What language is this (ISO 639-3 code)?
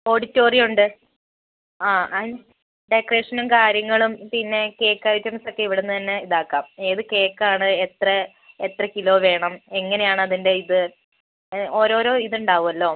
mal